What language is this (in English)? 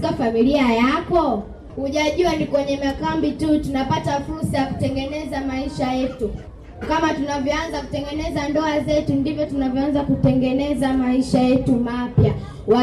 Swahili